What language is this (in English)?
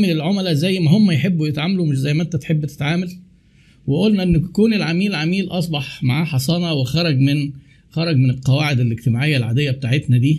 Arabic